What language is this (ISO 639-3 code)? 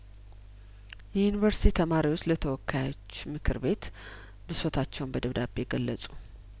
amh